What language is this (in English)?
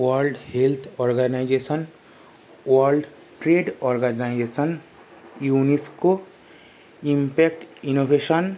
Bangla